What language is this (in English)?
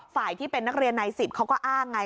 Thai